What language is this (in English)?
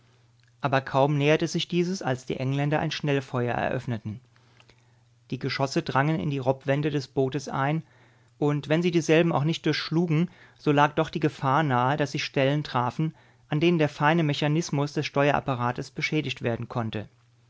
German